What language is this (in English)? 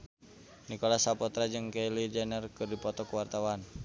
Sundanese